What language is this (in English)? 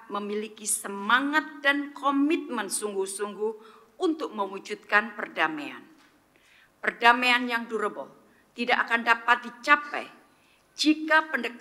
Indonesian